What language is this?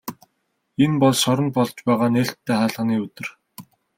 Mongolian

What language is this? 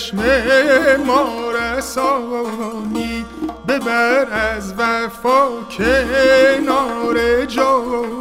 Persian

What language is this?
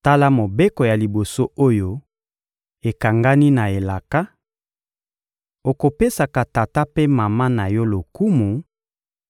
Lingala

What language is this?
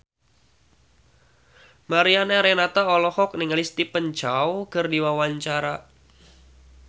Sundanese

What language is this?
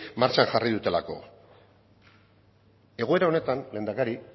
Basque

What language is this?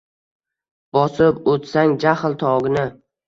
Uzbek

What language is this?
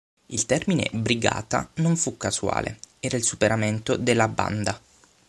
Italian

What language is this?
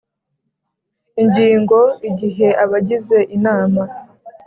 Kinyarwanda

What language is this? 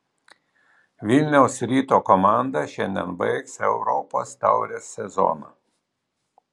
Lithuanian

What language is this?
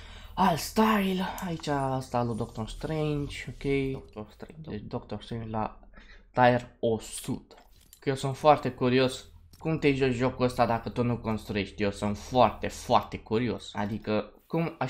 Romanian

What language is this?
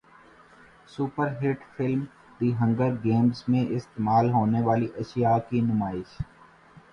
Urdu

